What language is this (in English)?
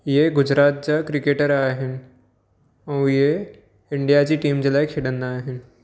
Sindhi